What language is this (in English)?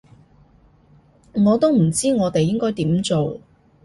Cantonese